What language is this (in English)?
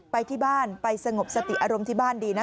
Thai